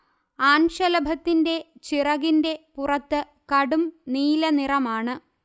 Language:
Malayalam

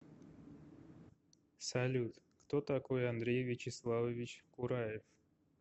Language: Russian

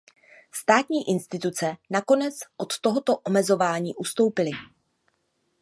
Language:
Czech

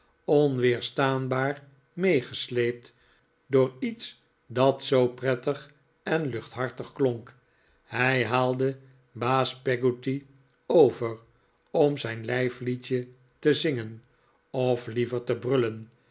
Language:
Dutch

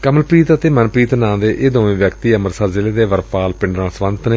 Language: Punjabi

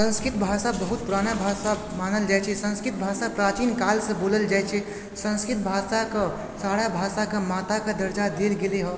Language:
Maithili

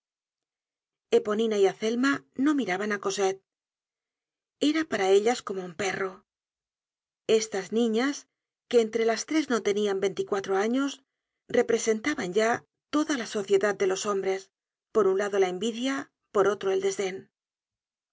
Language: Spanish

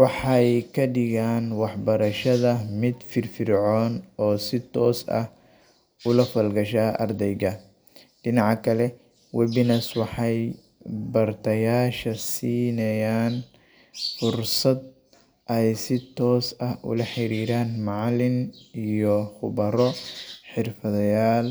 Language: Somali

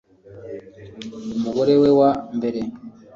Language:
Kinyarwanda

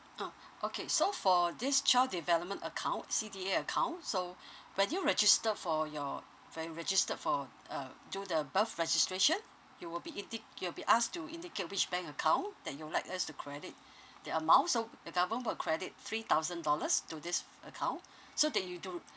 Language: English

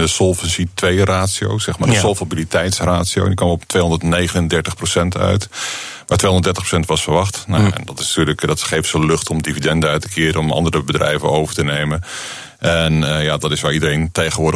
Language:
Dutch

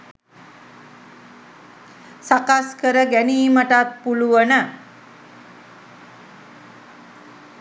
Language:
Sinhala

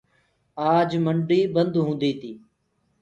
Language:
Gurgula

